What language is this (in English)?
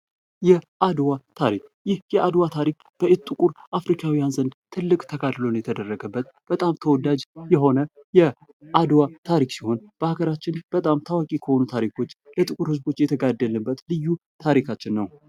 Amharic